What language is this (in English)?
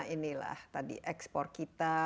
Indonesian